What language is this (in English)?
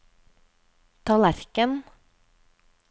Norwegian